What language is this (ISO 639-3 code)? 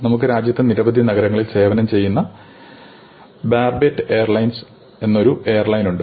mal